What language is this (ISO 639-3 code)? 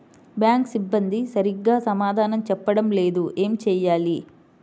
tel